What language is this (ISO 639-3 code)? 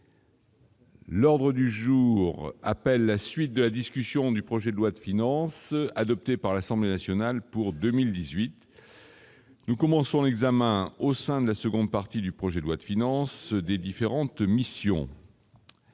fra